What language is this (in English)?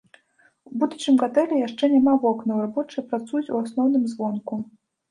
Belarusian